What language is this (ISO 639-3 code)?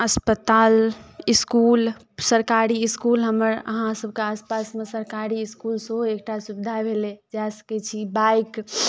mai